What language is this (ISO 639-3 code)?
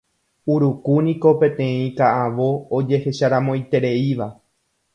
grn